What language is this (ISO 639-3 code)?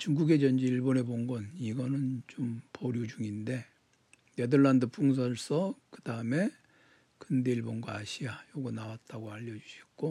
kor